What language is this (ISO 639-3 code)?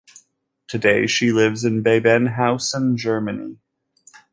eng